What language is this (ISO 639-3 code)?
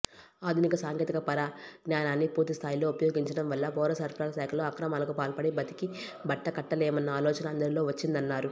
tel